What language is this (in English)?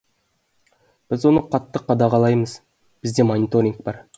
Kazakh